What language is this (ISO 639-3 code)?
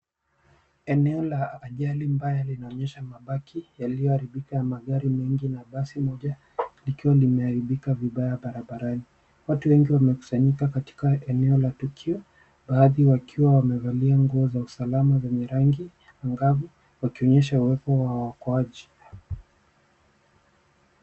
swa